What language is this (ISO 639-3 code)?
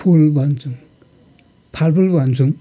nep